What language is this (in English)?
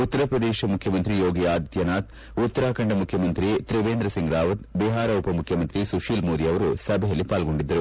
Kannada